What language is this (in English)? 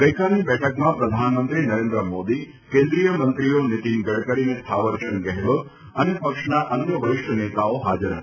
Gujarati